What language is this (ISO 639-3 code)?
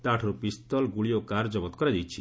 ori